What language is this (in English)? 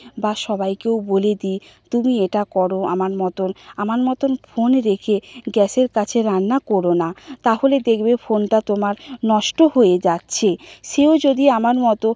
Bangla